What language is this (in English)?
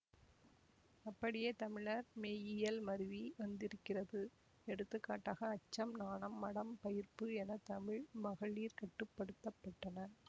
Tamil